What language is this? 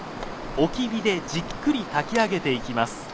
Japanese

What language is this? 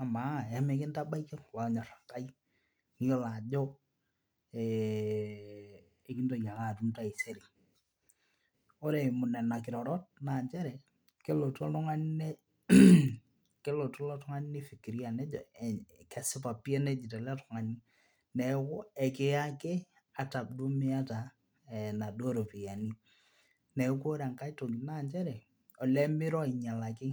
Masai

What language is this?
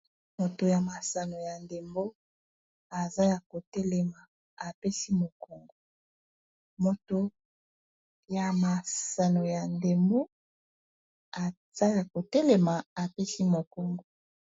Lingala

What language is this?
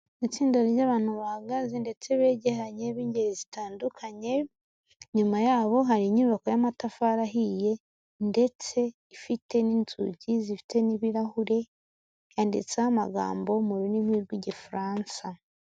Kinyarwanda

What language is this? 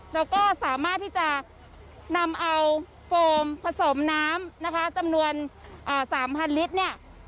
Thai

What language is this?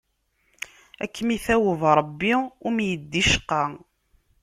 Kabyle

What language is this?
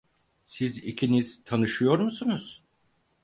Turkish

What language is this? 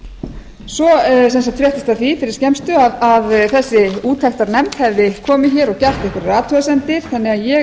Icelandic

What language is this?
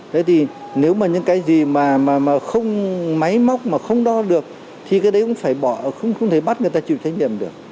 Vietnamese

